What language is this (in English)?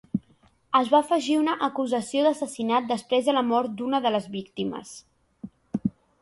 Catalan